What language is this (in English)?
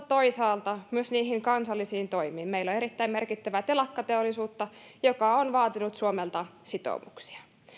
Finnish